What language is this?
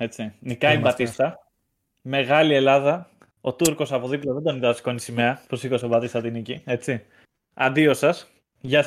Greek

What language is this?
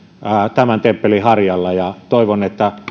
Finnish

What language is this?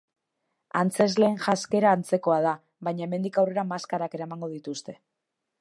Basque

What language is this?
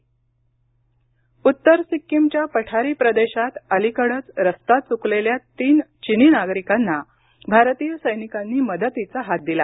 Marathi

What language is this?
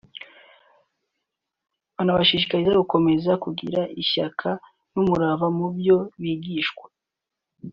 Kinyarwanda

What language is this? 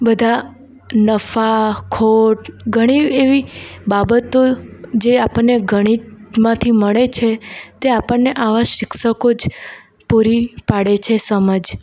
Gujarati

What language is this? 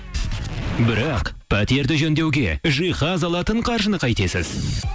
Kazakh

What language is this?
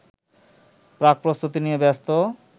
Bangla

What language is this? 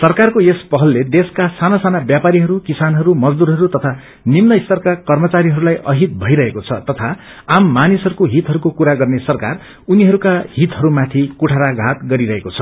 Nepali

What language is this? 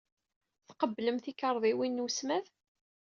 Kabyle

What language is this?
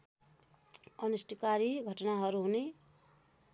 Nepali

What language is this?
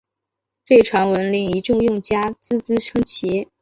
Chinese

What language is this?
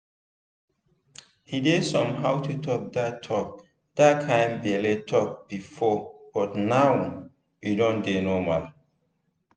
Nigerian Pidgin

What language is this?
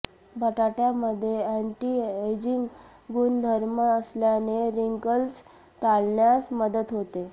Marathi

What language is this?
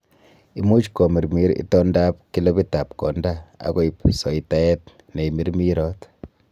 Kalenjin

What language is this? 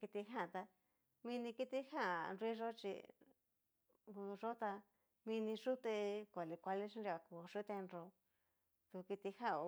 Cacaloxtepec Mixtec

